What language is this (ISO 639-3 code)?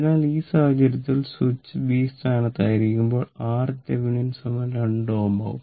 mal